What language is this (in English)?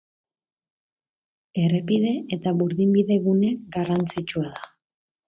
Basque